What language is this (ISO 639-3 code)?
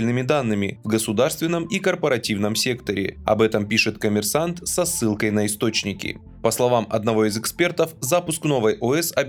rus